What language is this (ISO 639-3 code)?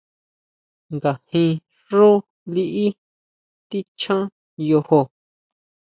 mau